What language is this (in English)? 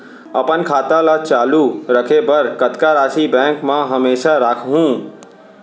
Chhattisgarhi